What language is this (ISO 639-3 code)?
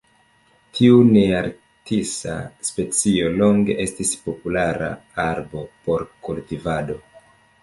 epo